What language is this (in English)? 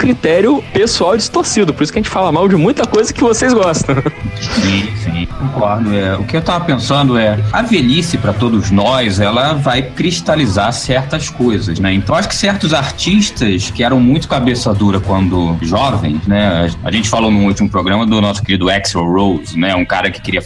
Portuguese